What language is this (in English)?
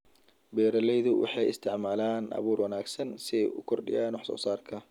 Somali